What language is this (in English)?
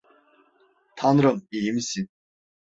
Turkish